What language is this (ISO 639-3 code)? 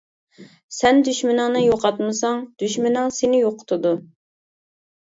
uig